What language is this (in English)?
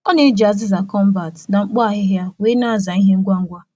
Igbo